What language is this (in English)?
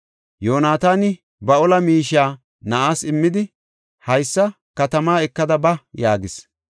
Gofa